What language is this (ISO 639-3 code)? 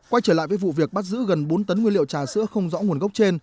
vie